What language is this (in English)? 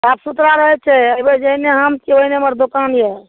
Maithili